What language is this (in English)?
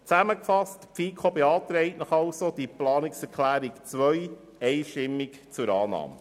Swiss German